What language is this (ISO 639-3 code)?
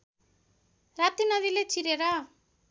nep